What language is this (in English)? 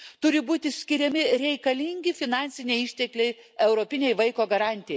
Lithuanian